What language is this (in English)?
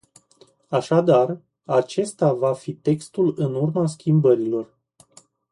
Romanian